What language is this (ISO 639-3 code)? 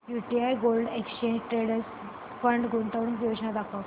mar